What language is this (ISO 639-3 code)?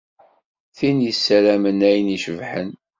kab